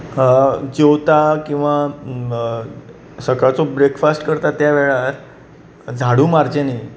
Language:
Konkani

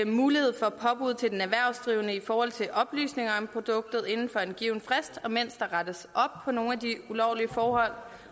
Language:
Danish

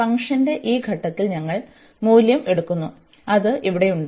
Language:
Malayalam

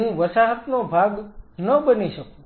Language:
Gujarati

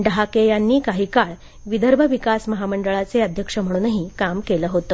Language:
Marathi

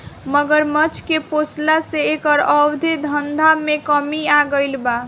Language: Bhojpuri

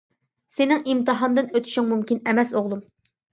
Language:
Uyghur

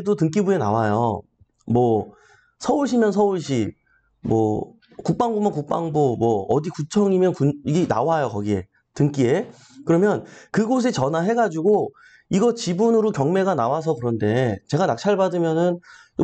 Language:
Korean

